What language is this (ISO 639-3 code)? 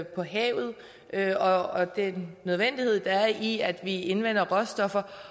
dan